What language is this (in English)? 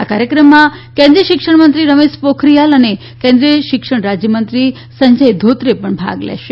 Gujarati